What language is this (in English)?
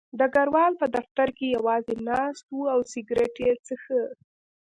Pashto